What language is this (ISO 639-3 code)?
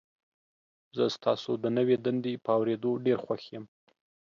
pus